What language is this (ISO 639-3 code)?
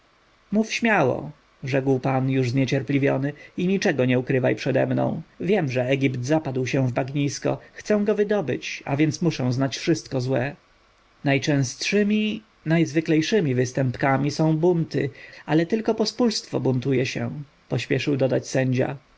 pol